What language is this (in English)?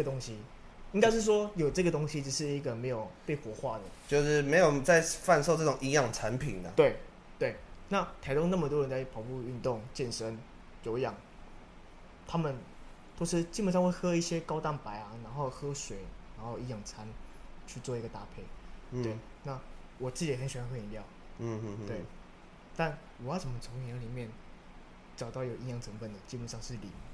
Chinese